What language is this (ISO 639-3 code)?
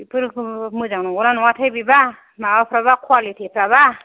brx